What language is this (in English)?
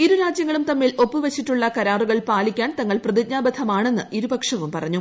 Malayalam